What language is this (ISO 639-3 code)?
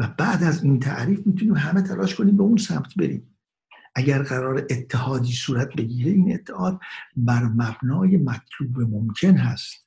fas